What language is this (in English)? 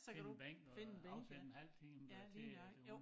Danish